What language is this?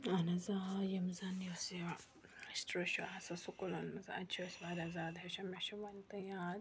Kashmiri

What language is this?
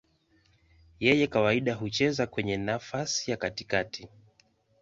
Swahili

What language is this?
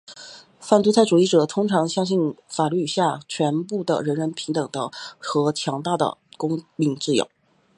Chinese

